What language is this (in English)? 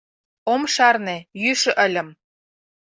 Mari